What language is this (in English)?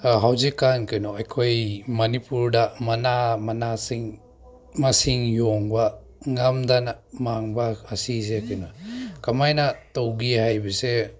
Manipuri